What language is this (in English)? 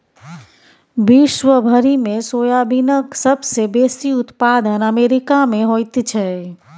Maithili